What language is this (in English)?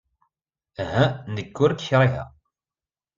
Kabyle